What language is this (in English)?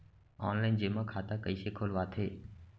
Chhattisgarhi